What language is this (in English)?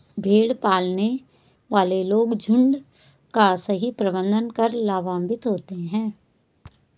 Hindi